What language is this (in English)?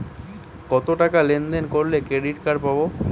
Bangla